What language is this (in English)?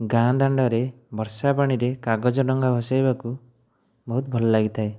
Odia